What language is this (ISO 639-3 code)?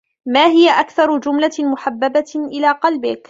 ara